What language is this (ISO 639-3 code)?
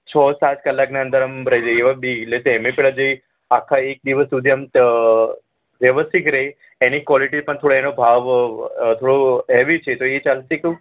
guj